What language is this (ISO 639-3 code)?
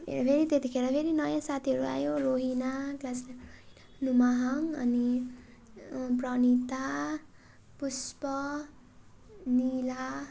nep